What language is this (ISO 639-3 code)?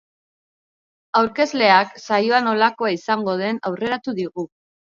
eus